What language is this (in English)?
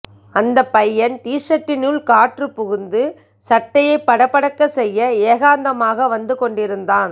Tamil